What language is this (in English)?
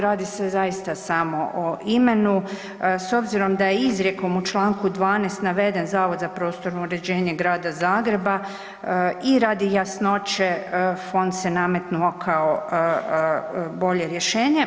Croatian